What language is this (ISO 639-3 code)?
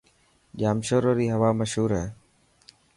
mki